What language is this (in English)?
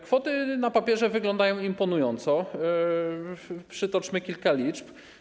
Polish